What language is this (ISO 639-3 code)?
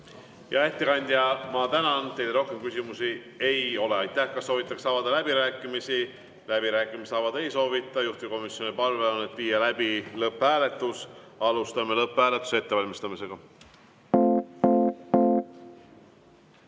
est